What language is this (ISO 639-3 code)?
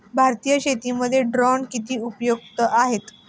mar